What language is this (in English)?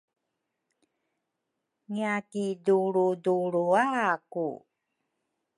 Rukai